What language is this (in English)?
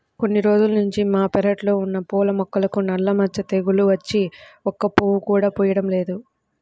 Telugu